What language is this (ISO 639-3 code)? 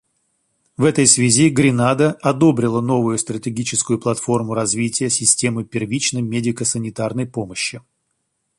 rus